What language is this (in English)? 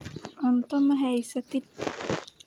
Somali